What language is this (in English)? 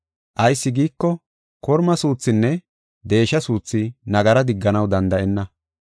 Gofa